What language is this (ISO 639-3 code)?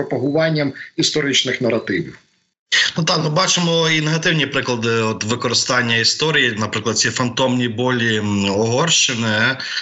ukr